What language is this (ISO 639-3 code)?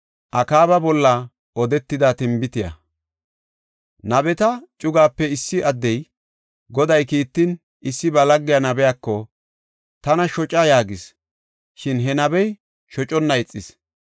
gof